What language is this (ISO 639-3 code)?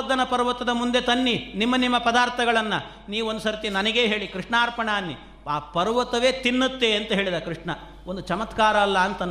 kan